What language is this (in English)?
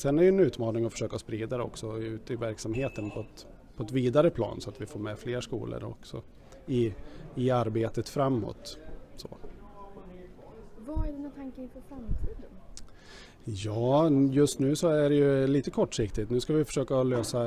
Swedish